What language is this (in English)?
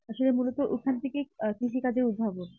Bangla